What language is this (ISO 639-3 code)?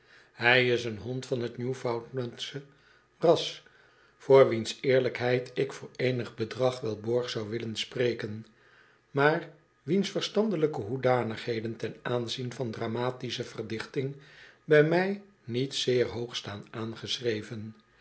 nld